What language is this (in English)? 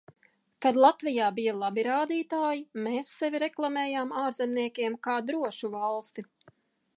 Latvian